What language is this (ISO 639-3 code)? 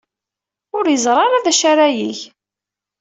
kab